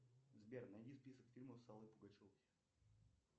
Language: Russian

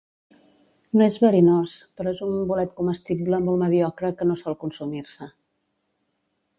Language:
Catalan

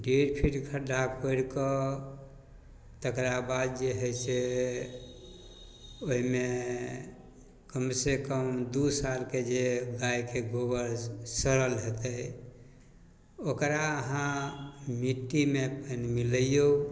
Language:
Maithili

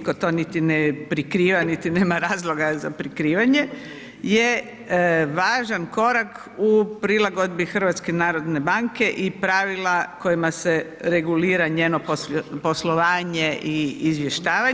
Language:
Croatian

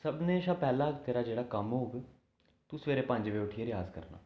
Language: Dogri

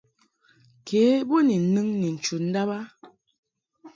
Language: Mungaka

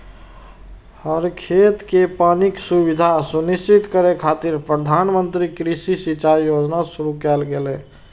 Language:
Maithili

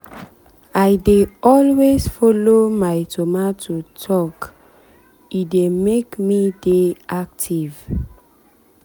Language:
Nigerian Pidgin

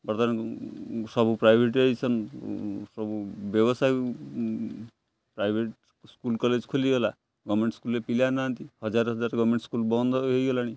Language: Odia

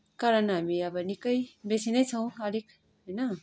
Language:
Nepali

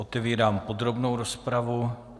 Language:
Czech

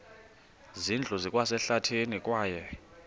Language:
Xhosa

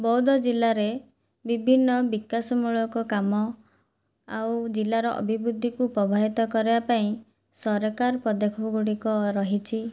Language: Odia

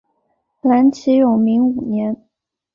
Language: Chinese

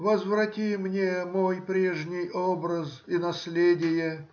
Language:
Russian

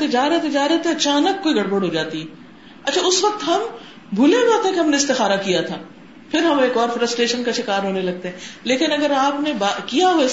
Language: Urdu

